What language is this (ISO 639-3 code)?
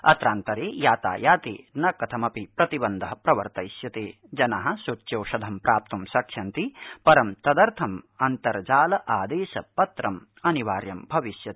san